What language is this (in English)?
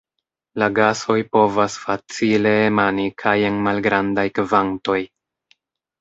Esperanto